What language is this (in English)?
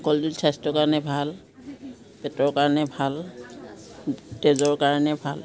Assamese